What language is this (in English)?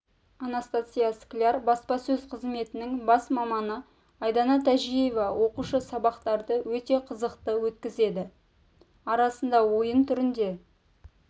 Kazakh